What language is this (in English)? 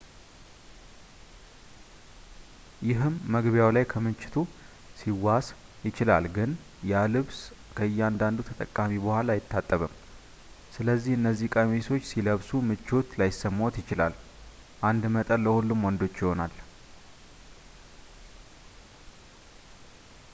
Amharic